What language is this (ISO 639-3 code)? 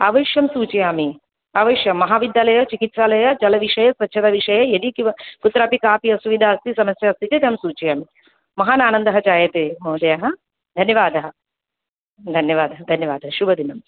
san